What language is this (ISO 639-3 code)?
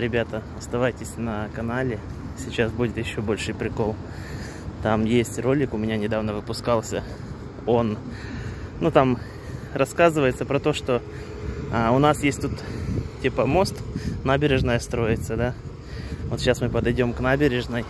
rus